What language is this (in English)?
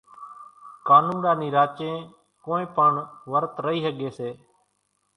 Kachi Koli